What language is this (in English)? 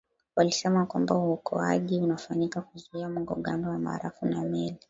Swahili